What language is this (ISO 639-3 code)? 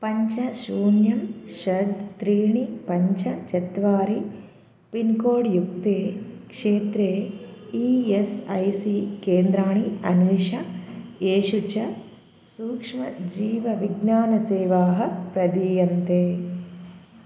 san